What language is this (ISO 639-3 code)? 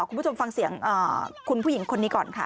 tha